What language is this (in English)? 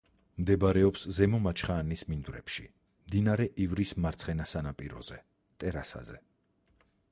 Georgian